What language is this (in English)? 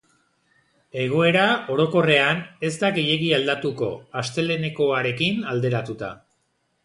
Basque